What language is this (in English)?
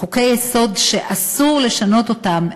Hebrew